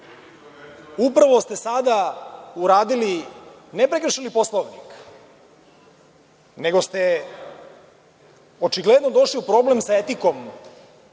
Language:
Serbian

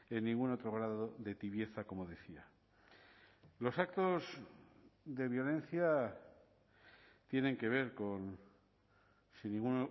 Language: Spanish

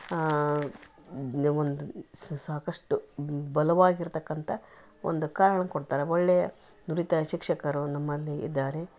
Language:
Kannada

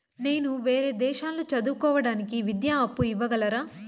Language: Telugu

